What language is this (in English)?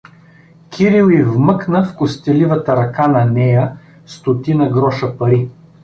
Bulgarian